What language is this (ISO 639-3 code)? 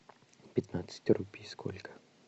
rus